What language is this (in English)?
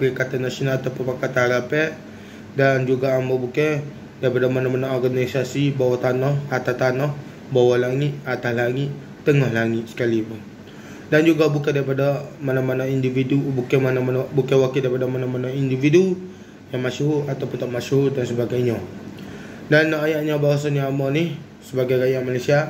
Malay